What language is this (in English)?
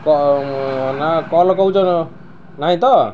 Odia